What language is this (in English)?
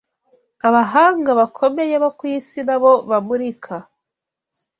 Kinyarwanda